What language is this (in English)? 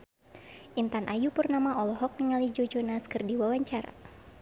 Sundanese